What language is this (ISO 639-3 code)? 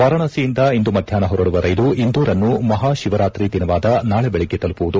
kan